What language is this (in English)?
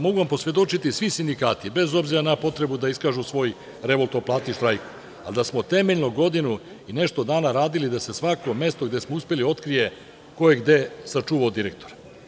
Serbian